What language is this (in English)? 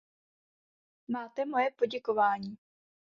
Czech